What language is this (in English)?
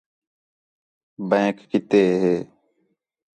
Khetrani